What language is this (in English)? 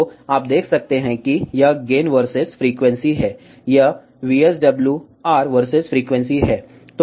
Hindi